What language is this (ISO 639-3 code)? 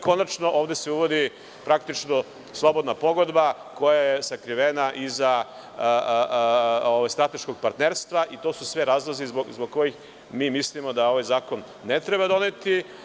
srp